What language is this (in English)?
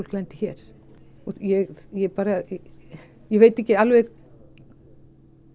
Icelandic